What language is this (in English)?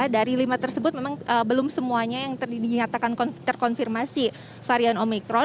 Indonesian